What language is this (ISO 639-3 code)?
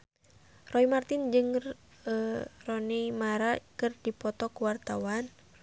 sun